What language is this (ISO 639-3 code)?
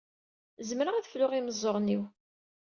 kab